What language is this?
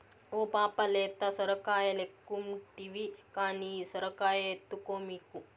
Telugu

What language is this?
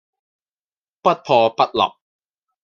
Cantonese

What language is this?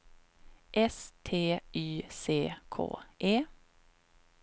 Swedish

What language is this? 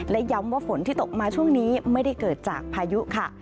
Thai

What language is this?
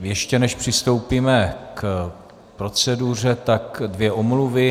Czech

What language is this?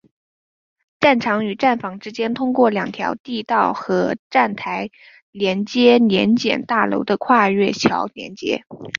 Chinese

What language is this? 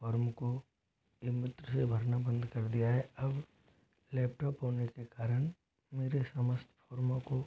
Hindi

